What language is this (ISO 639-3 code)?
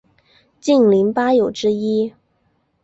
zho